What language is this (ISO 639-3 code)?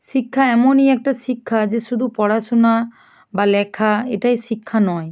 ben